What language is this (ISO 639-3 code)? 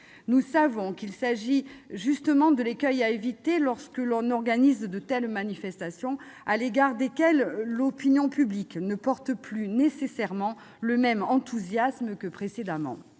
fra